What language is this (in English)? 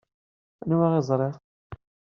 Kabyle